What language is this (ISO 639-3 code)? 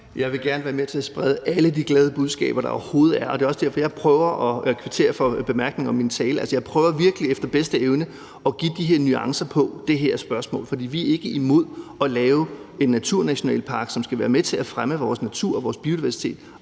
dan